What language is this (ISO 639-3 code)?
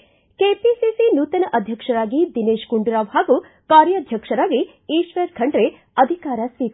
kan